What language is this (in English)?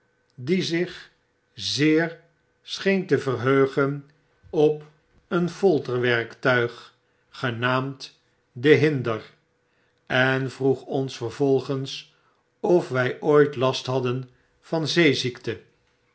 Dutch